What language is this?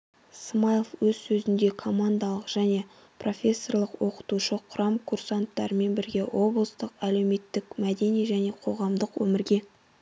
Kazakh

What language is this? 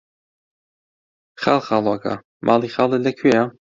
Central Kurdish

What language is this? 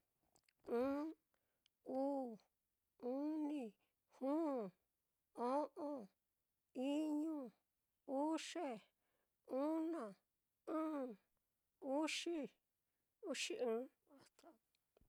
Mitlatongo Mixtec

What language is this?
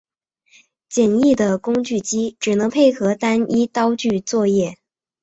Chinese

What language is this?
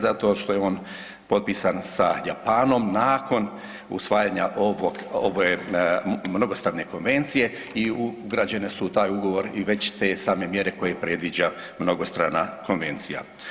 Croatian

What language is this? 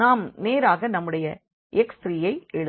Tamil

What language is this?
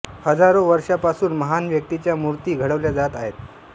Marathi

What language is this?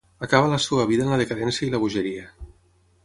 Catalan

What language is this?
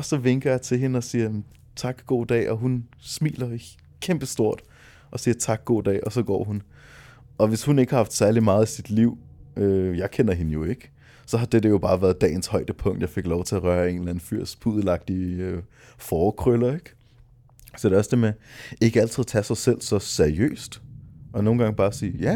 Danish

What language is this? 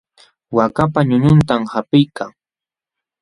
Jauja Wanca Quechua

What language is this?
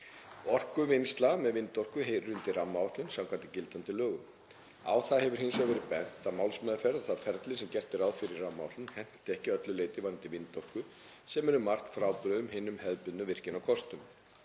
Icelandic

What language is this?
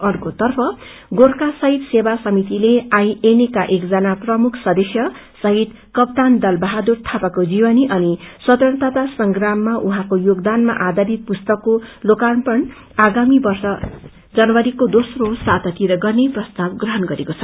Nepali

